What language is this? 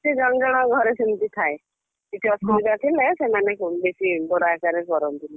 Odia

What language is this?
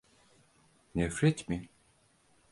Turkish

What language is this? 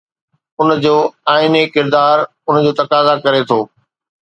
Sindhi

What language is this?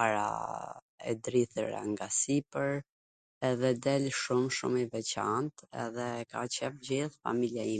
Gheg Albanian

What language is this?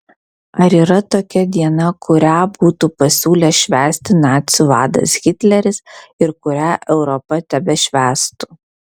Lithuanian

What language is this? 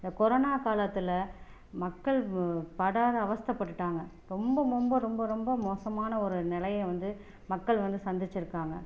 Tamil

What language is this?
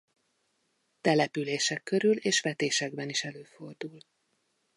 Hungarian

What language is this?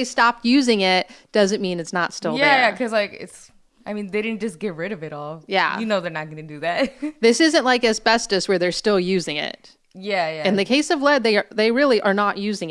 English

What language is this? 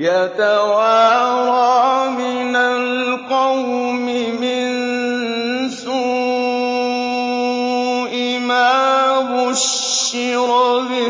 Arabic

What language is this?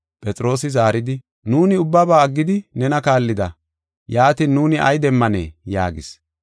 Gofa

